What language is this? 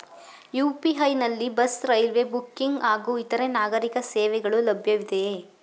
Kannada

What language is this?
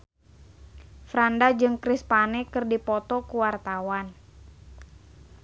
Sundanese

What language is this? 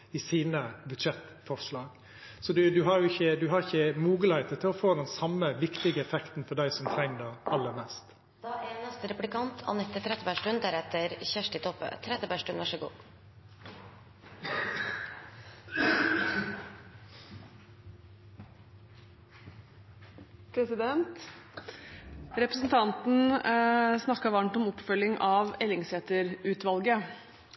Norwegian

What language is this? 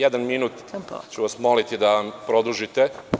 Serbian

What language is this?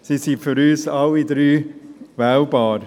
Swiss German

